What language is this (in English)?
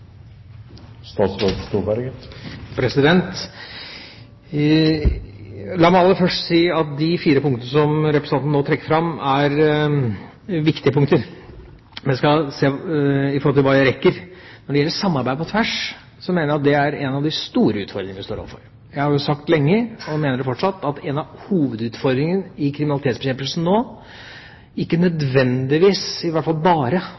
Norwegian Bokmål